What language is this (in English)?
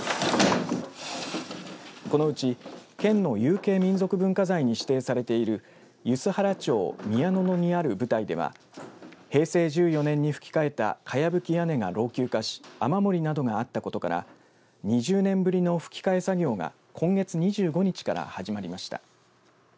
Japanese